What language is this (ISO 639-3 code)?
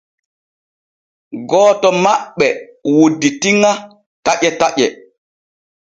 fue